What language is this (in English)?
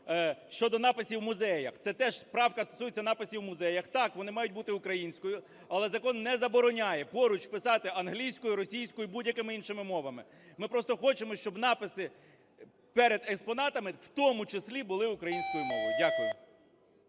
Ukrainian